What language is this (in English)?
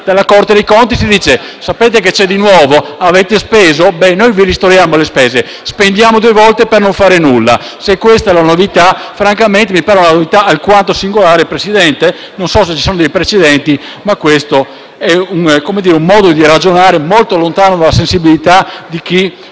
Italian